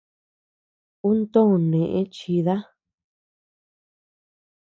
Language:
Tepeuxila Cuicatec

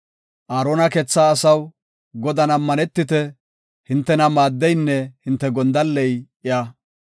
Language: Gofa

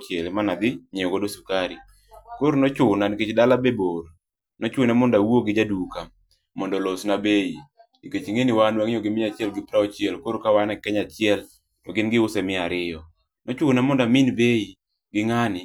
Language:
Luo (Kenya and Tanzania)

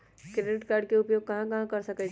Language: Magahi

